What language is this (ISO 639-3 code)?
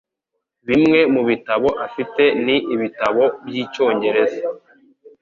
kin